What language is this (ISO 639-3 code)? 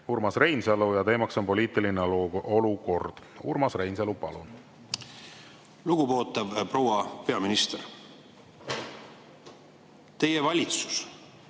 est